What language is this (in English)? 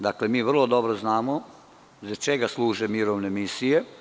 Serbian